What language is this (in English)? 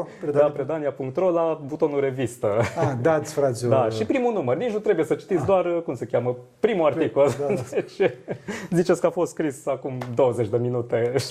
Romanian